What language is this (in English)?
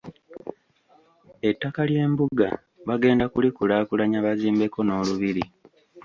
Ganda